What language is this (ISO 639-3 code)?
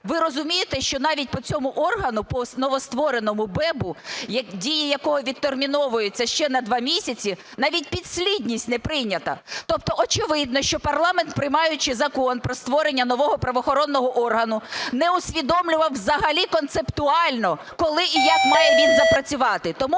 ukr